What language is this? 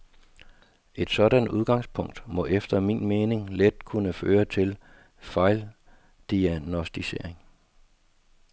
Danish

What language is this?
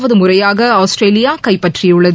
Tamil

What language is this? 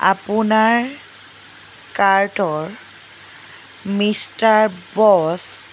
Assamese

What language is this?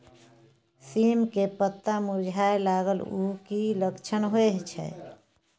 Maithili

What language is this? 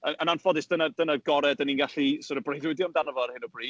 Welsh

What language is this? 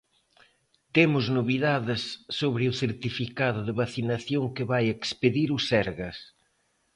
Galician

